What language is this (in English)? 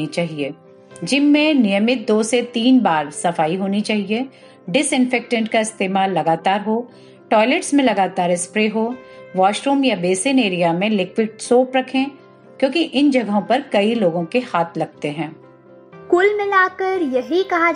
Hindi